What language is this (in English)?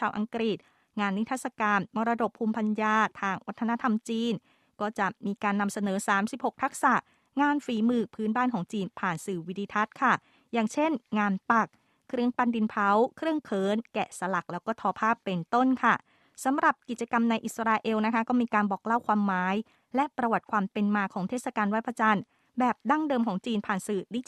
Thai